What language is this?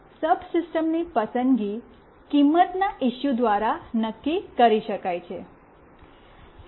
Gujarati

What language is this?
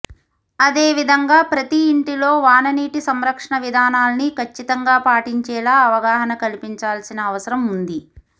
Telugu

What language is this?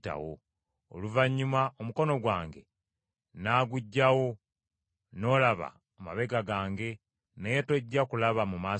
Ganda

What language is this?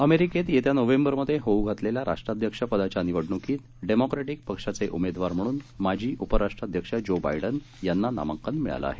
Marathi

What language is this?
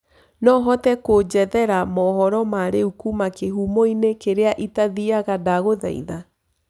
Kikuyu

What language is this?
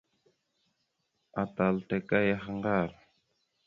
Mada (Cameroon)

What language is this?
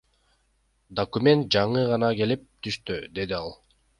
Kyrgyz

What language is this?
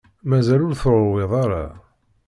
Kabyle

